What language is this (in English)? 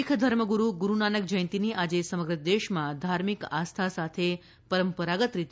Gujarati